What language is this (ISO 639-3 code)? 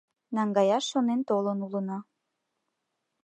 chm